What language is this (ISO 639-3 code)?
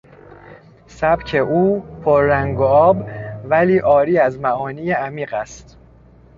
fas